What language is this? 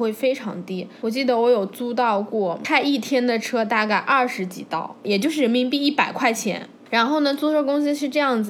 Chinese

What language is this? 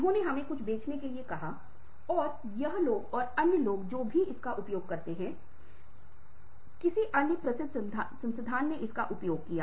Hindi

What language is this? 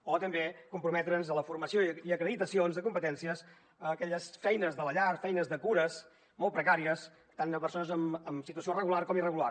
Catalan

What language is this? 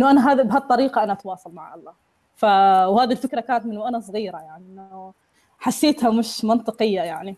Arabic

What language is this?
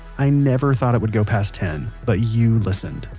English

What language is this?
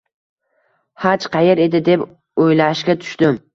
Uzbek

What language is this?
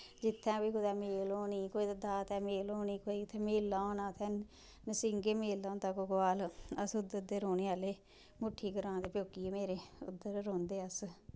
Dogri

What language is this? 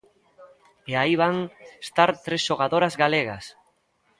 Galician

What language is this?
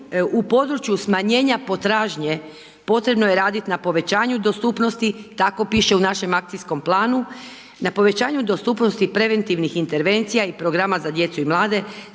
Croatian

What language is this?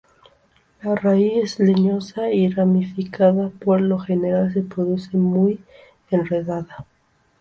Spanish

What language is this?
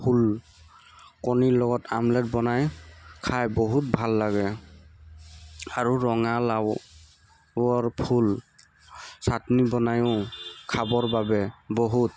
Assamese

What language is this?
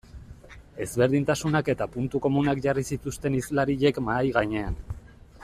Basque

